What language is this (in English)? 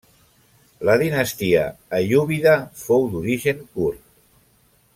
Catalan